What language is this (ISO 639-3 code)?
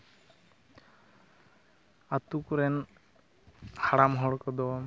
sat